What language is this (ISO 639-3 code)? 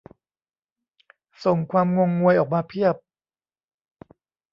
tha